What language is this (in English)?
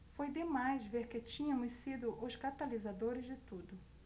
Portuguese